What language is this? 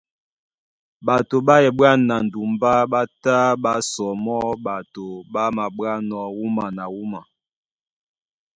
Duala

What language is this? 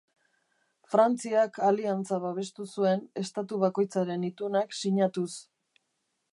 Basque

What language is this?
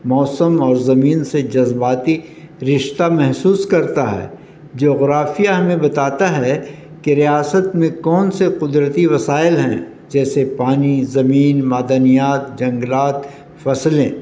Urdu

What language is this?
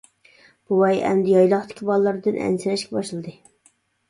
Uyghur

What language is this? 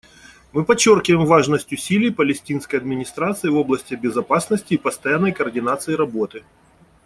Russian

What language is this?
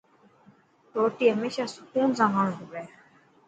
Dhatki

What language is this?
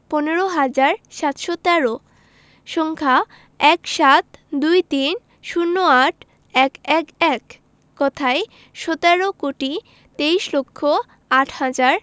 Bangla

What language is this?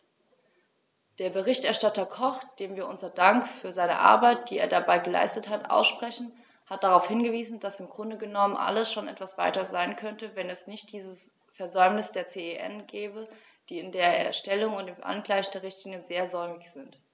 German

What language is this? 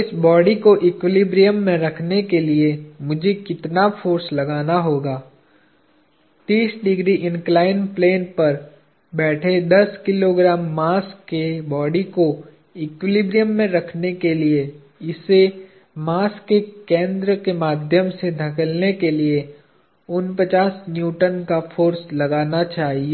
Hindi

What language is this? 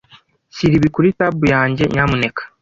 Kinyarwanda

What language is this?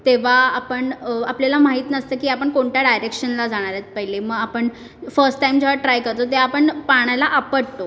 Marathi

